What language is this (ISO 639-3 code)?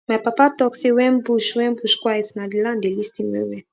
pcm